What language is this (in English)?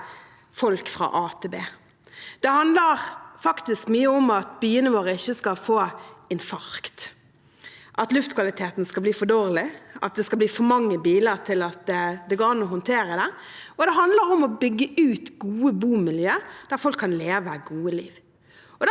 Norwegian